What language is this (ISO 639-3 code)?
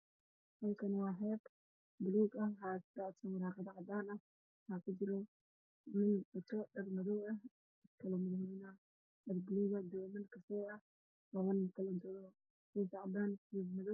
som